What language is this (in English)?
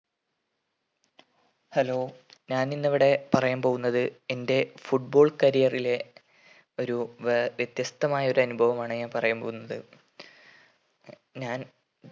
Malayalam